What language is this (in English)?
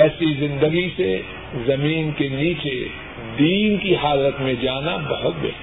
Urdu